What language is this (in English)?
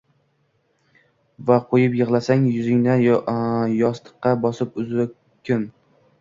Uzbek